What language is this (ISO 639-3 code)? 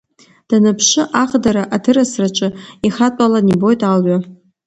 abk